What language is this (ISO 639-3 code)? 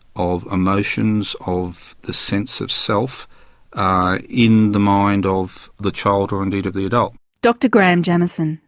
eng